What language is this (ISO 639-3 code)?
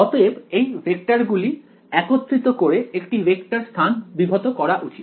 ben